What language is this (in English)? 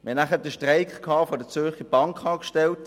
Swiss German